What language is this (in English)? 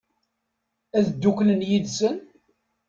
Kabyle